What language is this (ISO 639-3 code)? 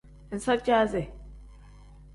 kdh